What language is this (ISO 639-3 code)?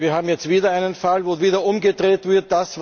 deu